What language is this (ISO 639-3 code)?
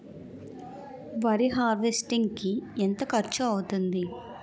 tel